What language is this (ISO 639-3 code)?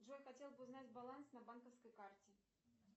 rus